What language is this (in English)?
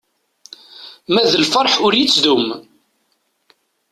Kabyle